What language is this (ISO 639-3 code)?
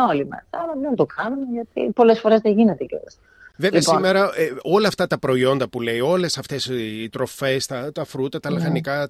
ell